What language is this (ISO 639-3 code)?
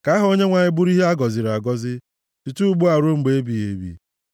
ibo